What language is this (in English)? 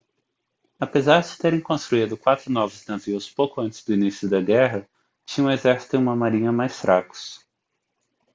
Portuguese